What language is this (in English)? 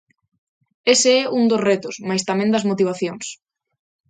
Galician